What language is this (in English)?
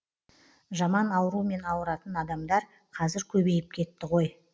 Kazakh